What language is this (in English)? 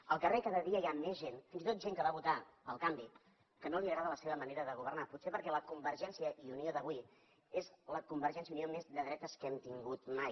Catalan